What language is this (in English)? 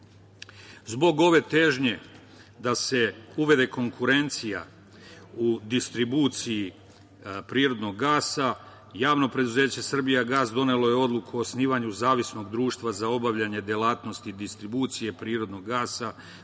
Serbian